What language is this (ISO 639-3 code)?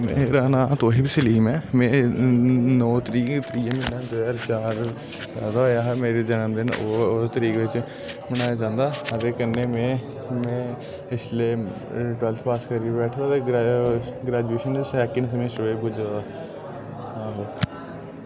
doi